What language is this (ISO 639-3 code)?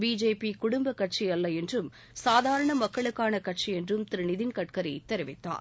tam